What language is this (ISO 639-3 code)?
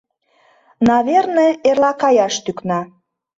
chm